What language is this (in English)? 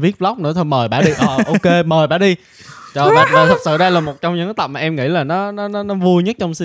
Vietnamese